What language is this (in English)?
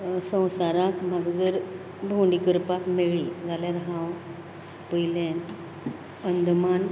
Konkani